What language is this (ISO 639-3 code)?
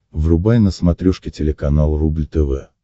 rus